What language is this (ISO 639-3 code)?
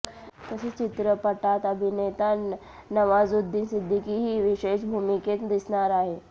mar